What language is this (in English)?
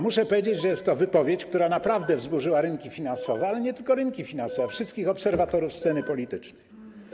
Polish